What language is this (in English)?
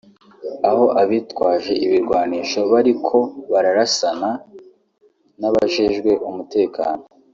Kinyarwanda